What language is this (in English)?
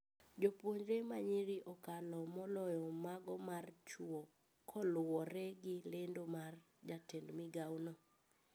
Luo (Kenya and Tanzania)